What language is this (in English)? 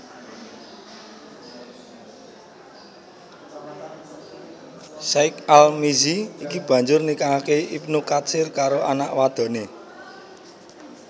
Javanese